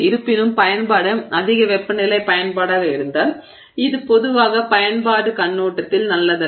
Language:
Tamil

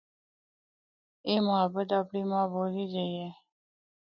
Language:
Northern Hindko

